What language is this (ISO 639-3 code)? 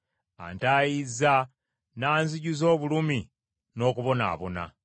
lug